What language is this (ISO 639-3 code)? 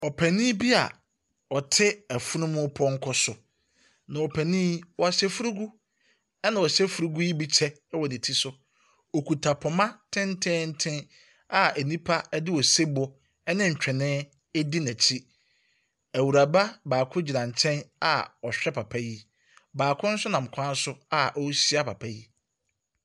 aka